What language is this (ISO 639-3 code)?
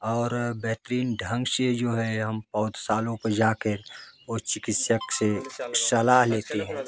hin